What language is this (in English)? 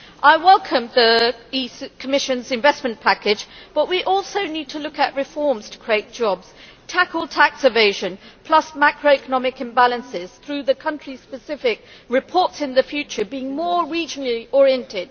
English